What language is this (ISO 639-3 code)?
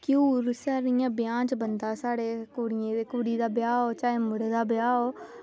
doi